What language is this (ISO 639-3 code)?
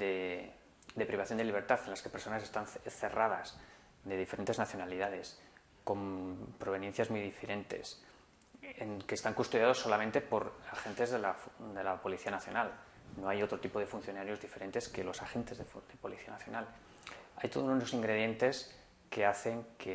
spa